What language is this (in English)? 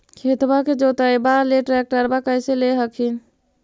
Magahi